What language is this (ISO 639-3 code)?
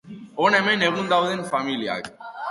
eus